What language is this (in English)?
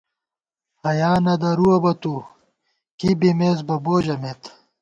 Gawar-Bati